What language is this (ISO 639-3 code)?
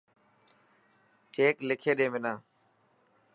mki